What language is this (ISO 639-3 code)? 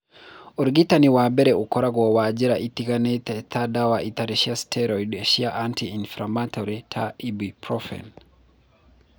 kik